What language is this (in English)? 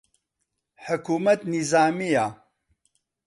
Central Kurdish